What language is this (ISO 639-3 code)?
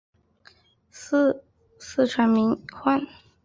zho